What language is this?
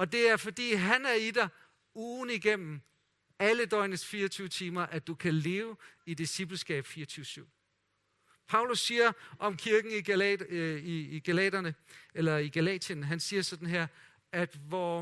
Danish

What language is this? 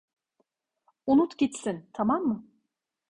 Turkish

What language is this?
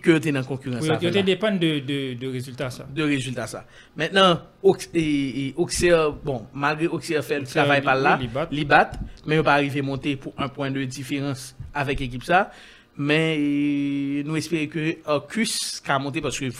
French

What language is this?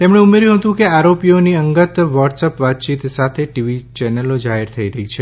Gujarati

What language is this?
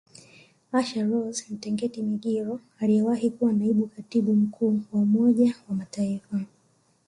Swahili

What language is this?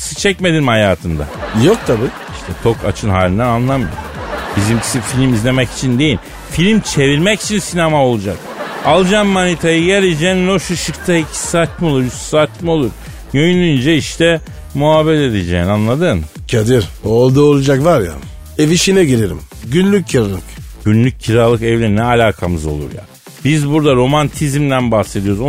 Turkish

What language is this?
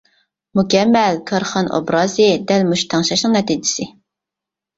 Uyghur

